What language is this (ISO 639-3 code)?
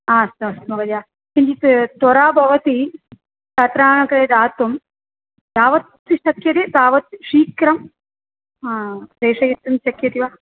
san